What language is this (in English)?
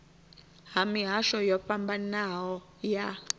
Venda